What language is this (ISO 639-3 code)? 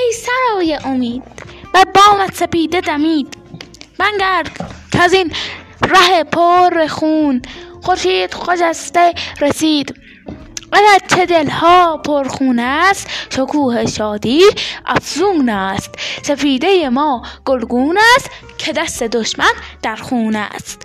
fas